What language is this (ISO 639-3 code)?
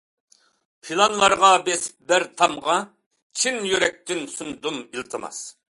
uig